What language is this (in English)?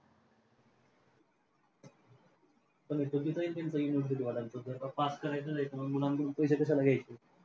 Marathi